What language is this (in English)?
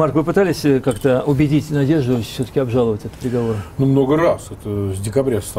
Russian